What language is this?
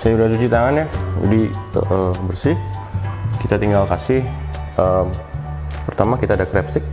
Indonesian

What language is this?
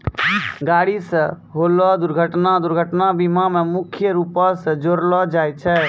Maithili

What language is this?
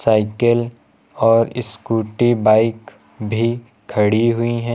Hindi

